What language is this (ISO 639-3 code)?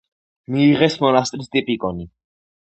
kat